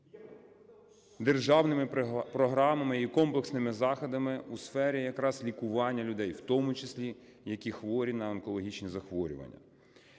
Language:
Ukrainian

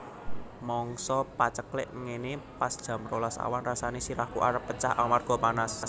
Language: Javanese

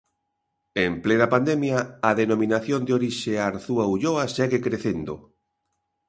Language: Galician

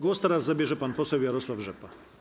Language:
Polish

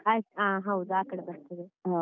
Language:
Kannada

